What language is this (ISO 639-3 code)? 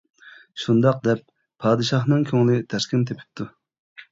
uig